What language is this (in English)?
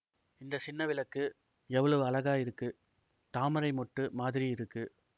Tamil